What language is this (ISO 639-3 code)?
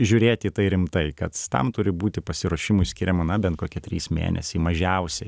lit